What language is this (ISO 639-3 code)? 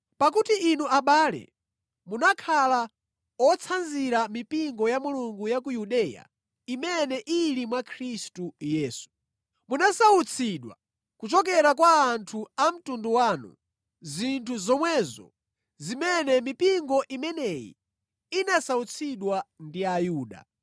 nya